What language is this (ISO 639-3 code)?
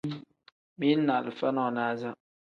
kdh